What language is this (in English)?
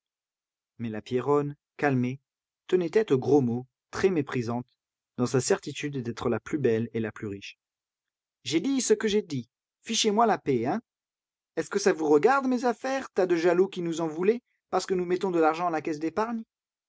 French